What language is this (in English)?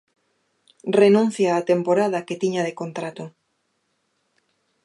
Galician